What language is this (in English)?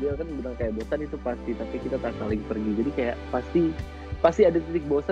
Indonesian